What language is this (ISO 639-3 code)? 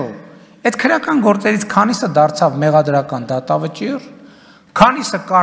ron